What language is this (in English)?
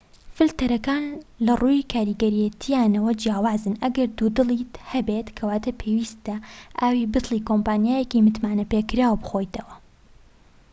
Central Kurdish